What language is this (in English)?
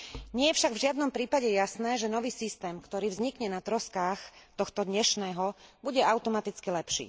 Slovak